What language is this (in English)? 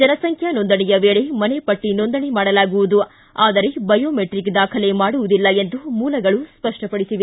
Kannada